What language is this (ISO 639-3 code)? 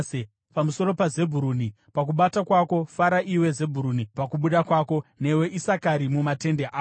sna